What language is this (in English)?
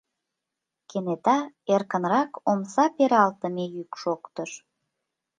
Mari